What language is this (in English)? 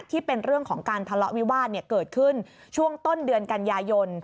Thai